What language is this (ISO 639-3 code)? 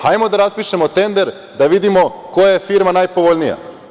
srp